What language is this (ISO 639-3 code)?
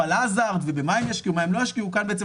heb